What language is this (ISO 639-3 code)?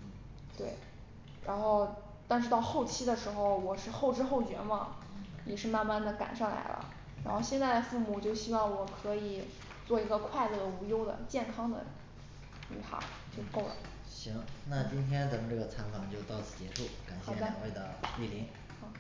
zho